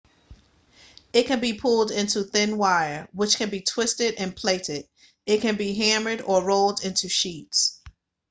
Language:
English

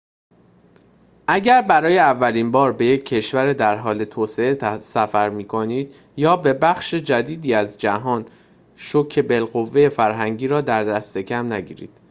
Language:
Persian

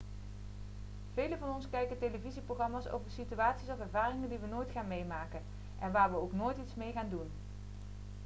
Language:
Dutch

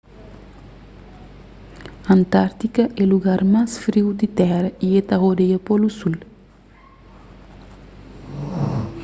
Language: Kabuverdianu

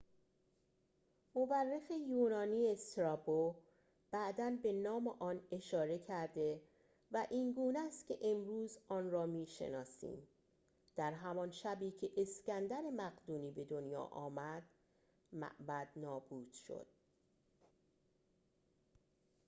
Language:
Persian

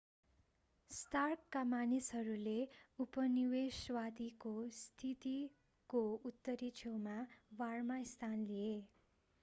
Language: Nepali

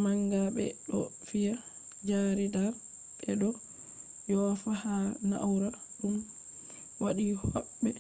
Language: Fula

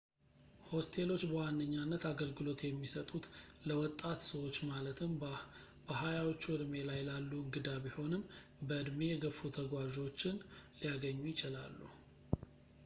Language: Amharic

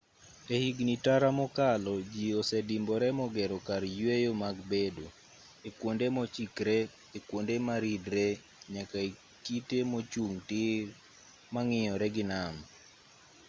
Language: Luo (Kenya and Tanzania)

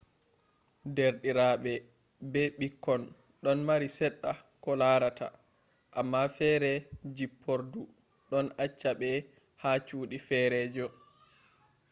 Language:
Fula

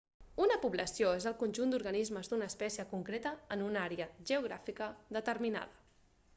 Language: Catalan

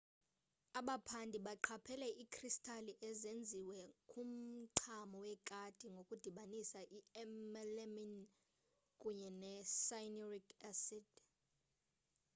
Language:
Xhosa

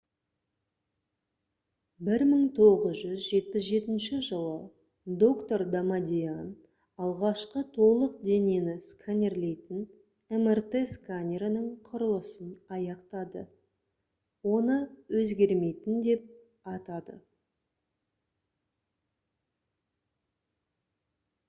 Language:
Kazakh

